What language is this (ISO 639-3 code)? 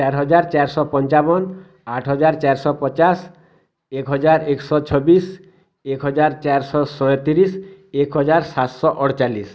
ori